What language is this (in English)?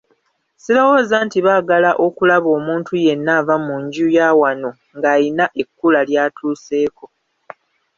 Ganda